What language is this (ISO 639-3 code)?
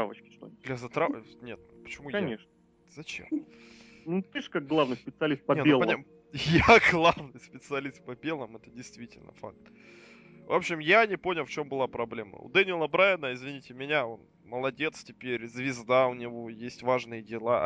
rus